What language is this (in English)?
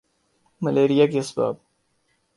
Urdu